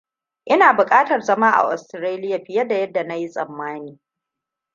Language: Hausa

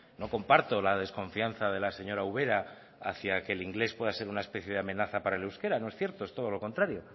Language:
Spanish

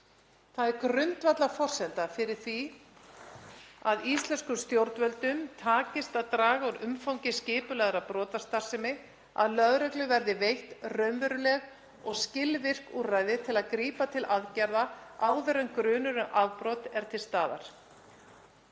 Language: Icelandic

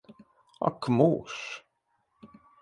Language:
Latvian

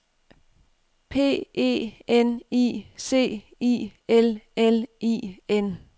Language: Danish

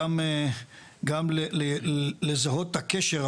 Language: Hebrew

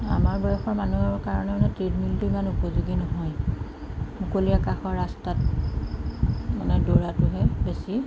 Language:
Assamese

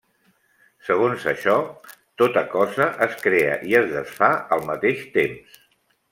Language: Catalan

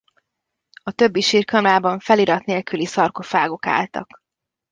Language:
Hungarian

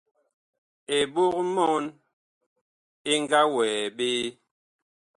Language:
Bakoko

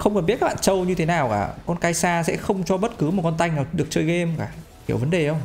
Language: Vietnamese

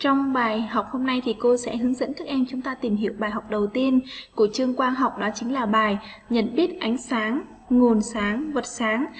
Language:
Vietnamese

